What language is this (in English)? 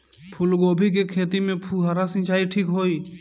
Bhojpuri